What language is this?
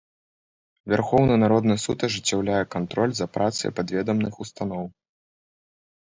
Belarusian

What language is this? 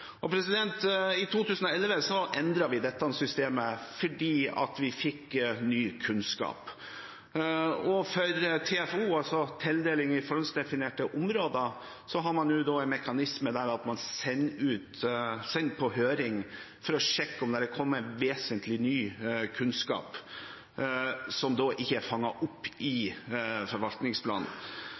Norwegian Bokmål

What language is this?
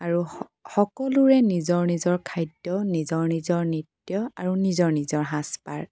Assamese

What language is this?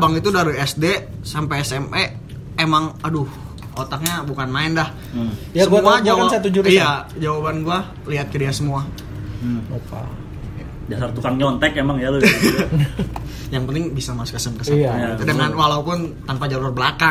Indonesian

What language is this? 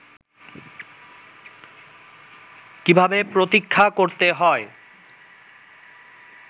Bangla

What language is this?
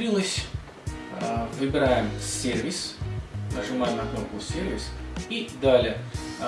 Russian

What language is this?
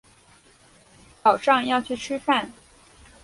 Chinese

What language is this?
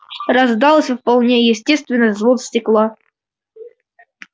Russian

